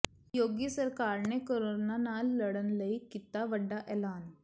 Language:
Punjabi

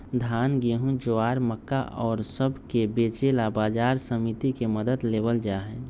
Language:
Magahi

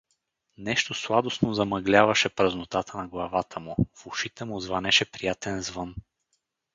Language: Bulgarian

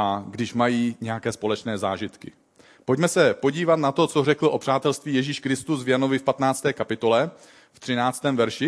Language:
Czech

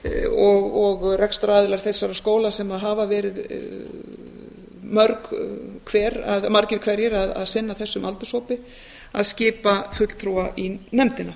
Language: Icelandic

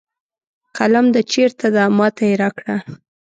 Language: Pashto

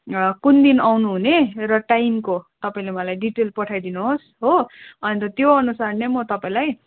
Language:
Nepali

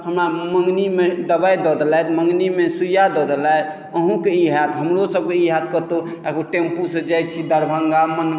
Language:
Maithili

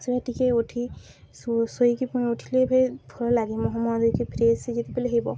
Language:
Odia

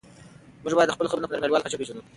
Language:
Pashto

